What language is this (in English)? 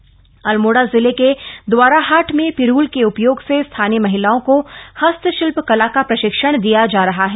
Hindi